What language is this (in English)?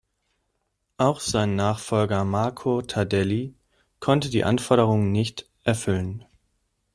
German